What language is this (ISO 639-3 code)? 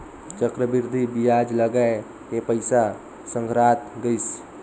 hne